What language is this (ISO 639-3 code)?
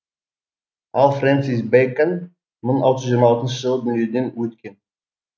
kaz